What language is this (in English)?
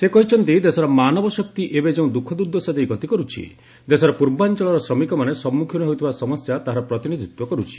Odia